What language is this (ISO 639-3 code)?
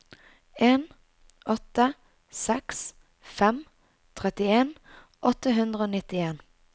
nor